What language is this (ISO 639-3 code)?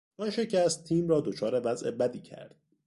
fas